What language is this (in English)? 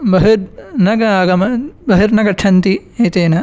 Sanskrit